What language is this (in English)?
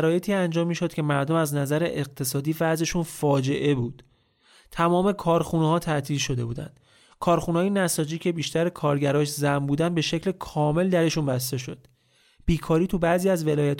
Persian